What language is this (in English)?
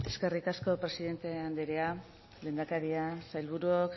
Basque